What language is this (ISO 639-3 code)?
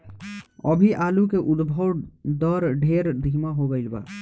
bho